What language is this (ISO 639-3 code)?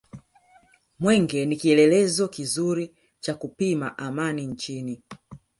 swa